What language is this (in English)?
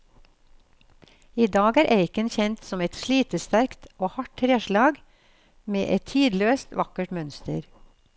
Norwegian